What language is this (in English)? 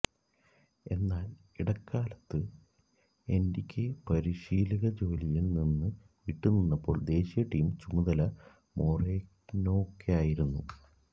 Malayalam